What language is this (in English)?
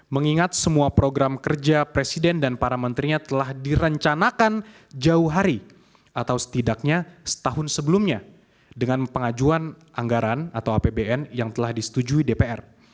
Indonesian